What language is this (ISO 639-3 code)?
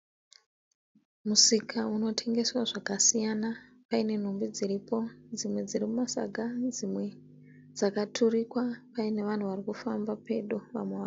sna